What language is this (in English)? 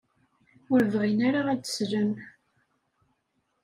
Kabyle